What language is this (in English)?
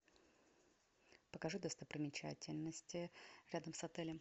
Russian